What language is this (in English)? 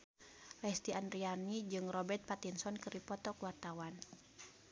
Sundanese